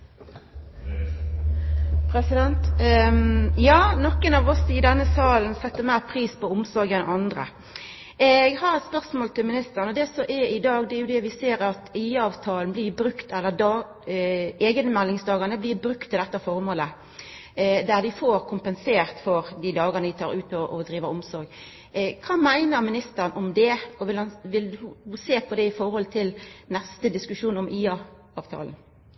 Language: Norwegian Nynorsk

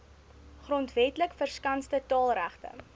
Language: Afrikaans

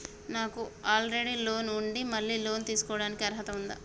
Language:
Telugu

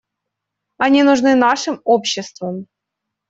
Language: Russian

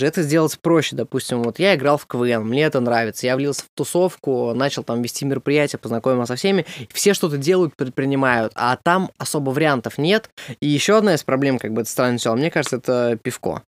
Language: Russian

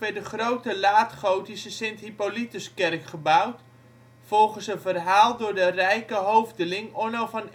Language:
Dutch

